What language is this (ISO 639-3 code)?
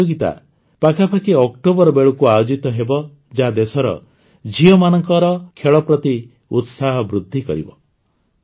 ori